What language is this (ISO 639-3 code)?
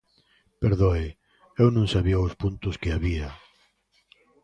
glg